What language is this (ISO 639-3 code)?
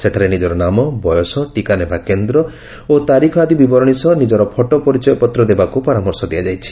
ori